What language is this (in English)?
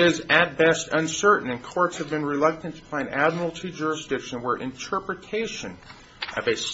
English